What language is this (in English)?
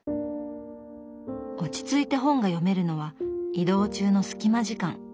Japanese